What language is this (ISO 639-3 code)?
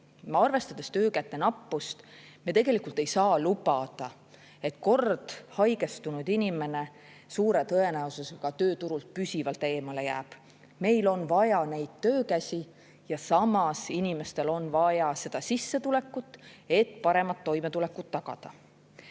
est